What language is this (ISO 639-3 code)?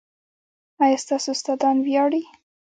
pus